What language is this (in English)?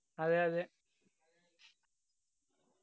Malayalam